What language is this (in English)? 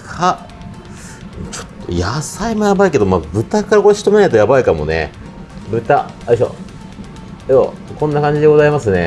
Japanese